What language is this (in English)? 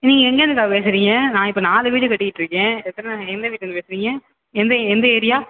Tamil